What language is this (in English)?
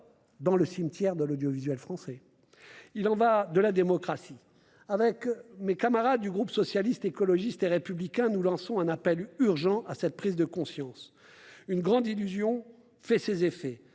French